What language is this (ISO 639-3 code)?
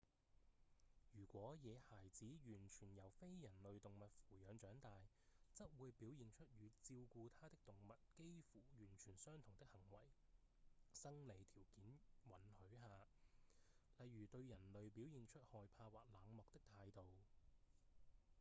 yue